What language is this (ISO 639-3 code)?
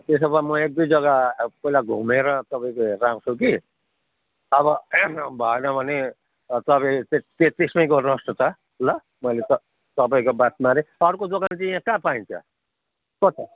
nep